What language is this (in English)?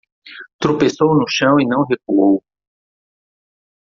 Portuguese